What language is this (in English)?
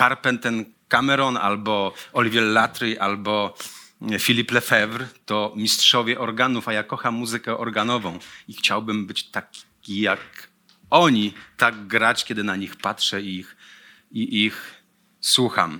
Polish